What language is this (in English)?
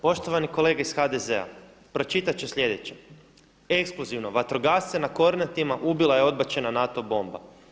Croatian